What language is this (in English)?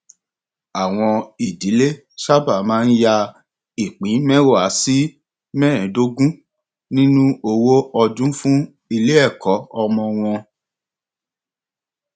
Yoruba